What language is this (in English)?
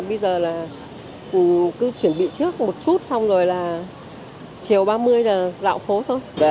Vietnamese